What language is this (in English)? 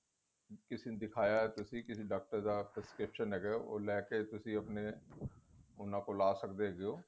Punjabi